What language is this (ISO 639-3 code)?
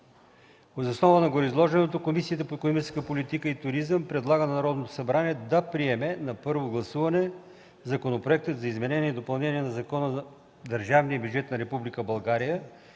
bul